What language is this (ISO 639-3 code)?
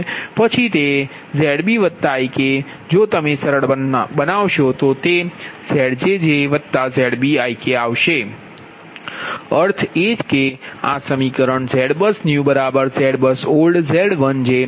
guj